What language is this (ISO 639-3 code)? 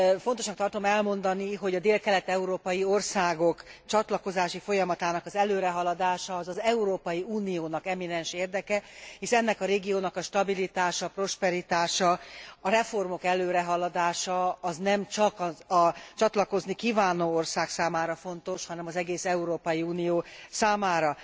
hun